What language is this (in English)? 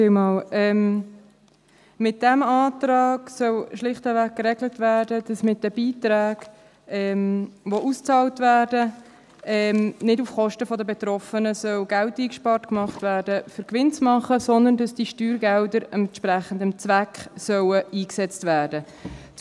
Swiss German